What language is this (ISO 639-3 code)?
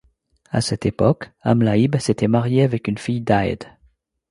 fra